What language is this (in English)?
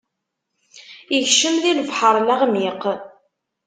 Kabyle